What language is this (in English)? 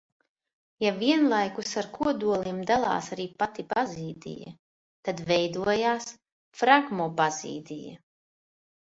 Latvian